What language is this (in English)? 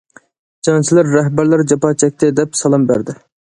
Uyghur